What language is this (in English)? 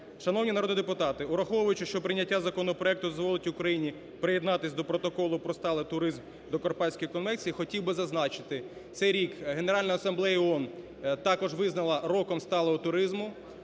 Ukrainian